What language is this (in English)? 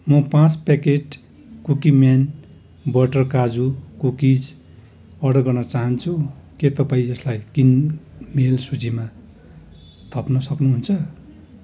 Nepali